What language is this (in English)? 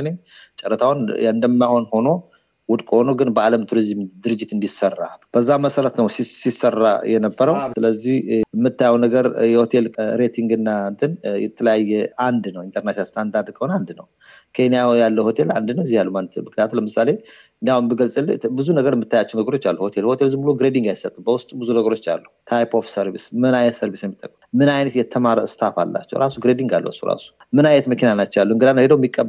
Amharic